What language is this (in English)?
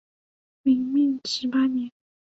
Chinese